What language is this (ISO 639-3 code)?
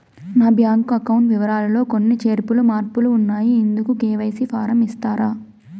tel